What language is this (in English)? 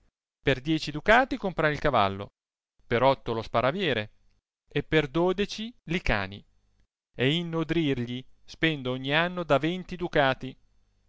Italian